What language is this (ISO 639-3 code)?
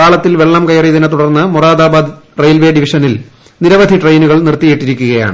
mal